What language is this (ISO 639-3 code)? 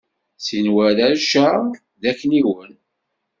kab